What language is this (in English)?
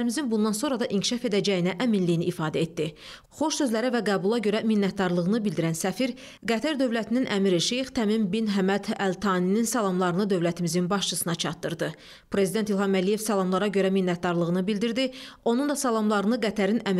Turkish